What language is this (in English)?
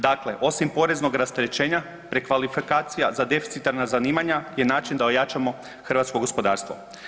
Croatian